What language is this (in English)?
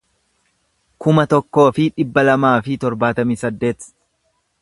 Oromo